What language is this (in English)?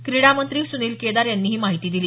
Marathi